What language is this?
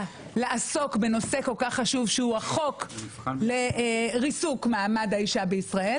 Hebrew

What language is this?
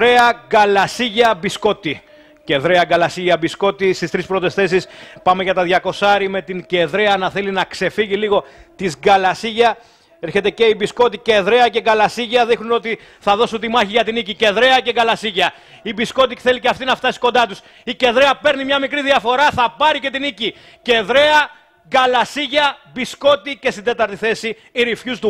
Greek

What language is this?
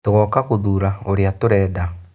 Kikuyu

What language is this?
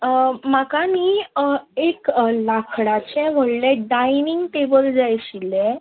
Konkani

